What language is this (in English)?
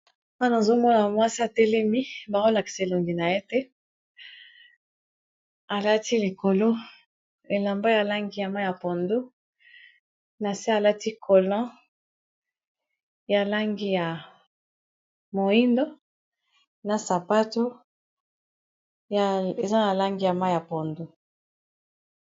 Lingala